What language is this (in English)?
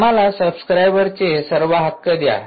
Marathi